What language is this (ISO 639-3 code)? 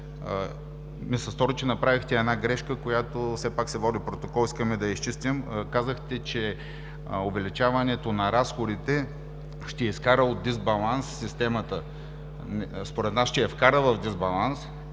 bul